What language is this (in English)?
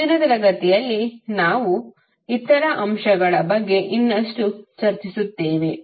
Kannada